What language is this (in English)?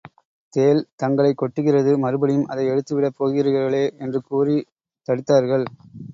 Tamil